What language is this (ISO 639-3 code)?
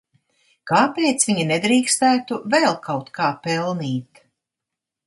lav